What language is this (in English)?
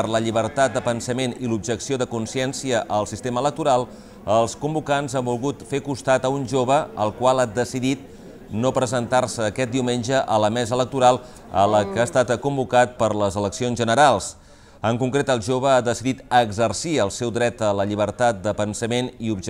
Spanish